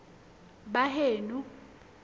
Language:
Southern Sotho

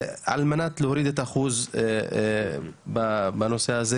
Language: Hebrew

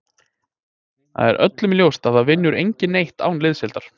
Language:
Icelandic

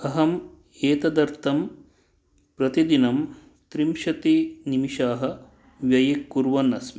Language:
Sanskrit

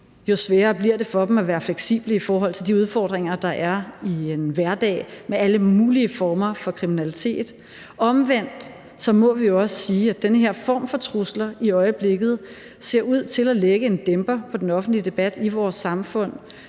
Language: Danish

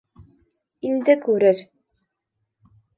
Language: Bashkir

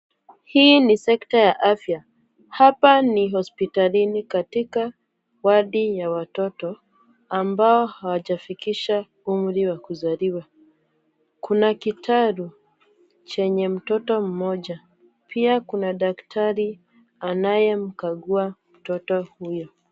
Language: Swahili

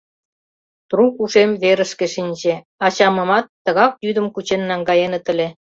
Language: Mari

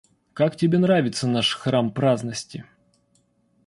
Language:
Russian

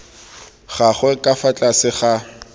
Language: Tswana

